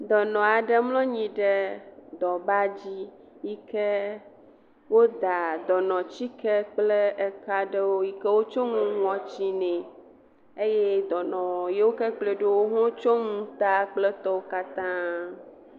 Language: Ewe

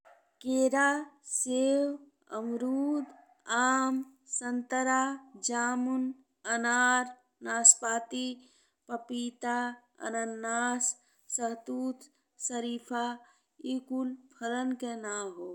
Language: Bhojpuri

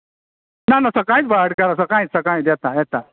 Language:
Konkani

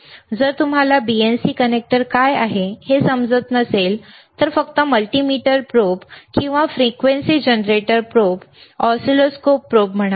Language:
Marathi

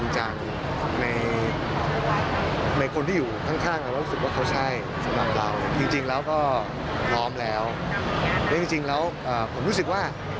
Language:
Thai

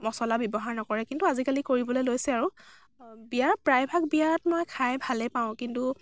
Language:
Assamese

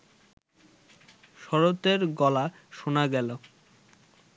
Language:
Bangla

